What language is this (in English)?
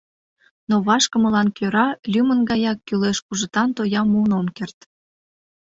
Mari